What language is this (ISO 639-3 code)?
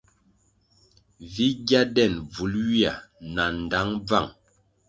nmg